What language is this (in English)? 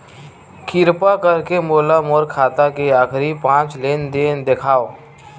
Chhattisgarhi